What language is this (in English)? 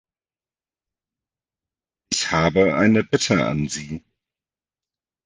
German